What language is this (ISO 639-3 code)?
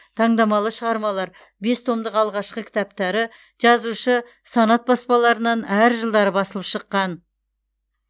kaz